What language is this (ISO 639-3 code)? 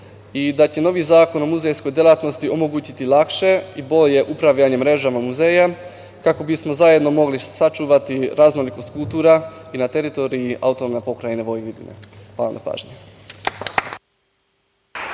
srp